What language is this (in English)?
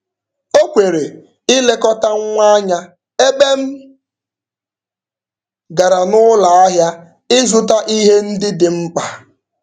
Igbo